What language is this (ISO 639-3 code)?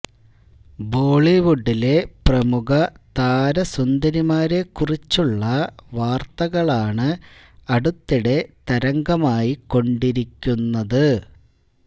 mal